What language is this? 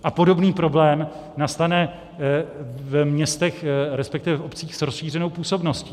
Czech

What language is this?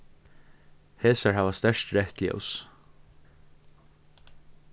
Faroese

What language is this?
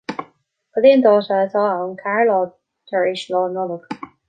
Irish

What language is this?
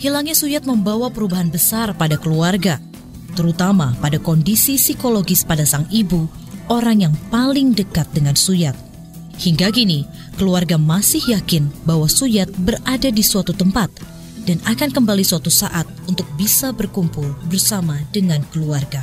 Indonesian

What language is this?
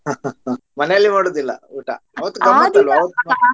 Kannada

